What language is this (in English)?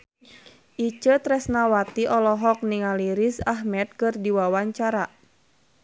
Sundanese